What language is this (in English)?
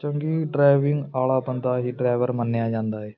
Punjabi